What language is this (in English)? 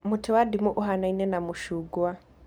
Kikuyu